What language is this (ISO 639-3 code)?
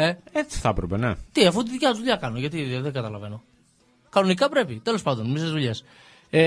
ell